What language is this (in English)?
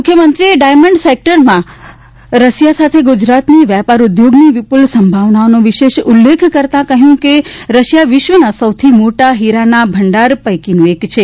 Gujarati